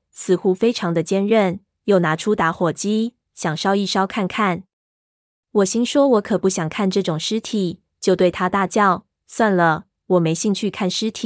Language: Chinese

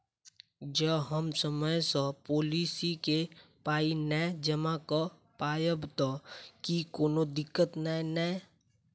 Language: Maithili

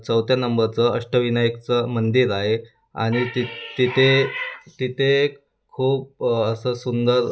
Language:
Marathi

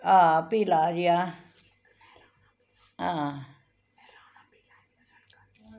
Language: Dogri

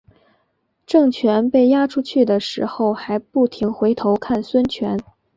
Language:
Chinese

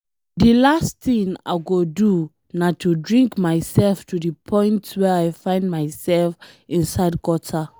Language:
Nigerian Pidgin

